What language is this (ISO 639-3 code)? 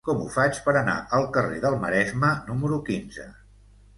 cat